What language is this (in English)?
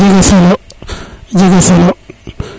Serer